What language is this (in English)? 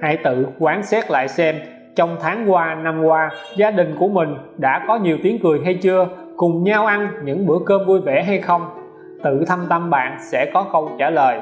Vietnamese